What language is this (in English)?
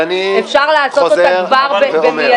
Hebrew